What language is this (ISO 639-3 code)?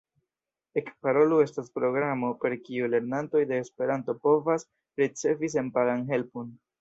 epo